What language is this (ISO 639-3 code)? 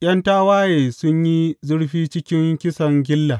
hau